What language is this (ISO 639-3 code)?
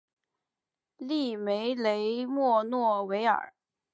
zho